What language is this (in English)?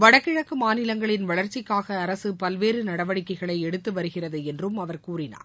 Tamil